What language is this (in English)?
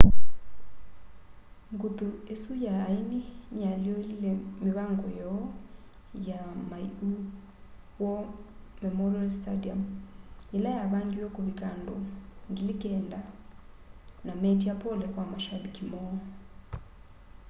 Kamba